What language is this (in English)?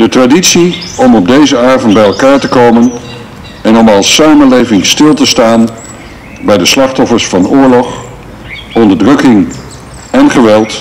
Dutch